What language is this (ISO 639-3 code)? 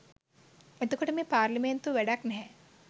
sin